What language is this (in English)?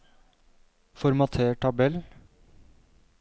Norwegian